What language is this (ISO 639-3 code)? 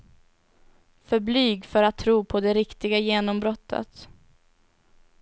swe